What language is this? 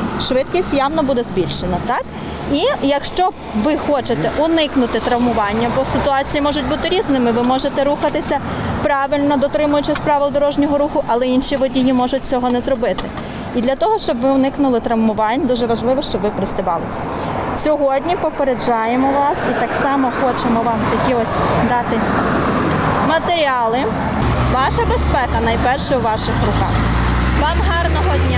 Ukrainian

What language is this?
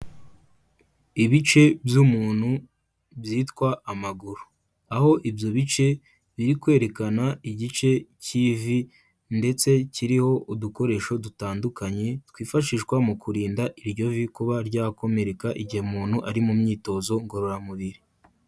Kinyarwanda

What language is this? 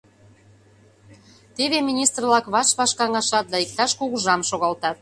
Mari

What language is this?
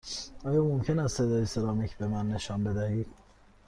Persian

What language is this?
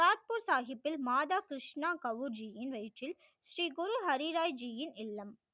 Tamil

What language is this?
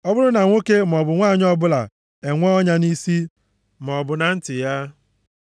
Igbo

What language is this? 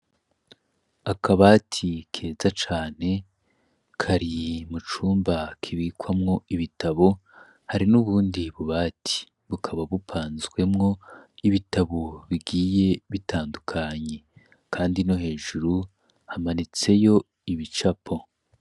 Rundi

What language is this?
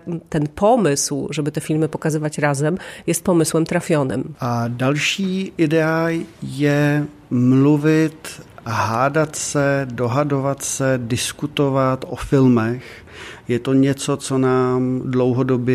Polish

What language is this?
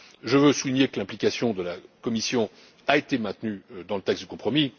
French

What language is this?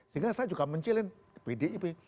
Indonesian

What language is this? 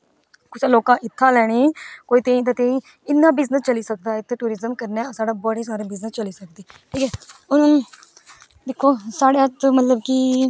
Dogri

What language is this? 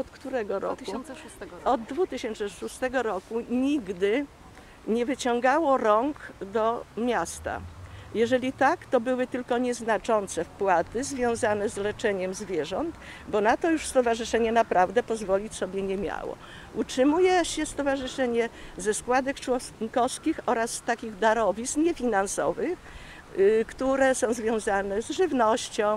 Polish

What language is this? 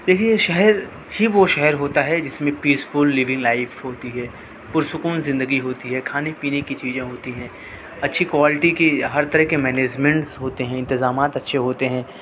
Urdu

